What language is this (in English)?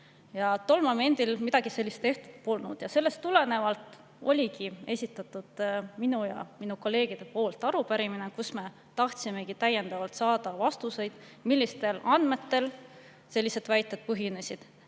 Estonian